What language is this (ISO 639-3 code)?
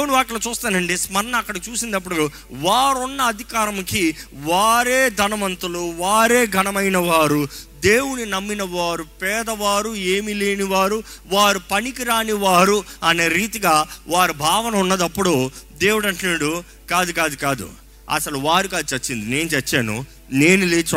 tel